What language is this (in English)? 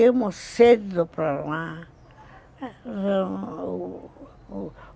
Portuguese